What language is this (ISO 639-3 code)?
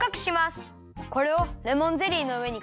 jpn